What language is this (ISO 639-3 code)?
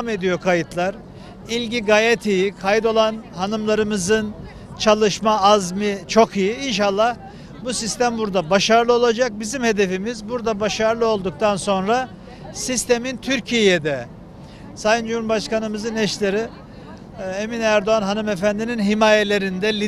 tur